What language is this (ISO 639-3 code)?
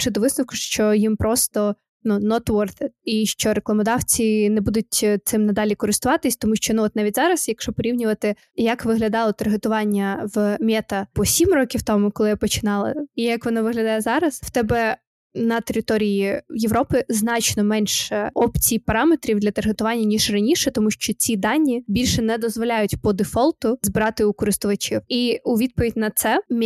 ukr